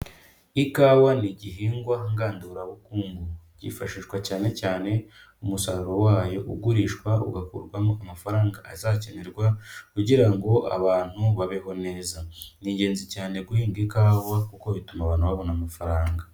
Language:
Kinyarwanda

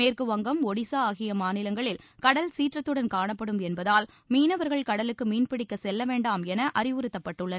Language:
Tamil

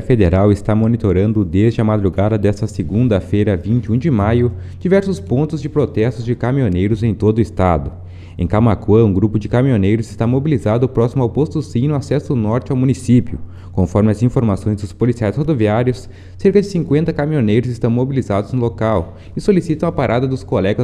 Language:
Portuguese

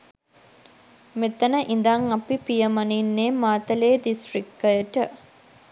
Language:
Sinhala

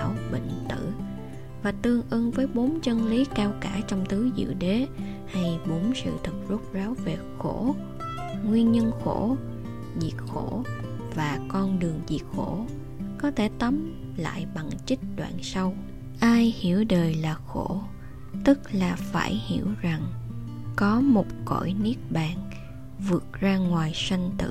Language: Vietnamese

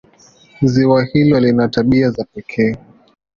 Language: Swahili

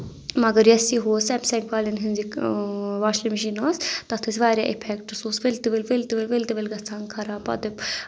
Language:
Kashmiri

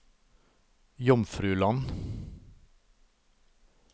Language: Norwegian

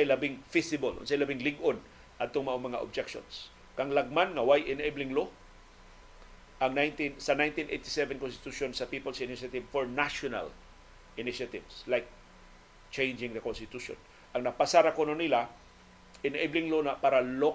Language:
Filipino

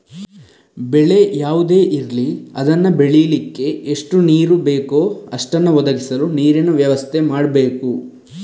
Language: Kannada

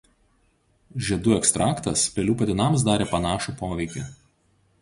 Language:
Lithuanian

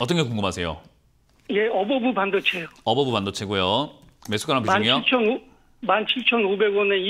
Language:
Korean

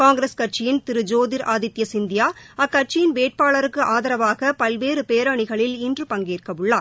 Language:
Tamil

